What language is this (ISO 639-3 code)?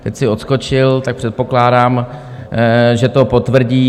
ces